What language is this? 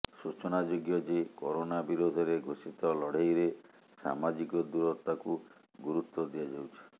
Odia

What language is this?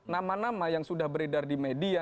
Indonesian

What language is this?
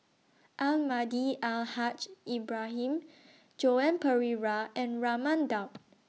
English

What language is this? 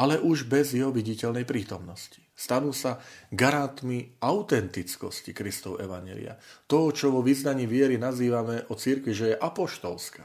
Slovak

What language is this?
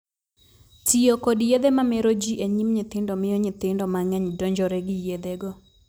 Luo (Kenya and Tanzania)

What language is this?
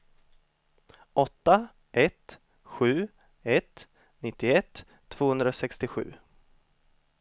Swedish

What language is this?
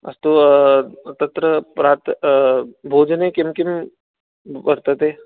Sanskrit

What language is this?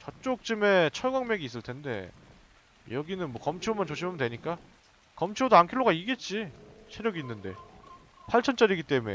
Korean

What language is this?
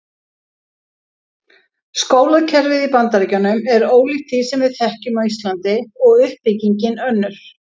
Icelandic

